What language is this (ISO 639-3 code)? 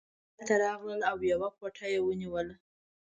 pus